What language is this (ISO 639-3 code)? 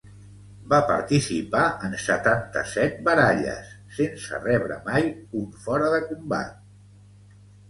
cat